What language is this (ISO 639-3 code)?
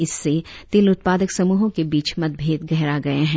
hin